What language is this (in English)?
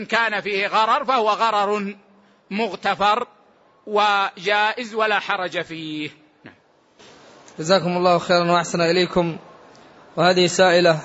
Arabic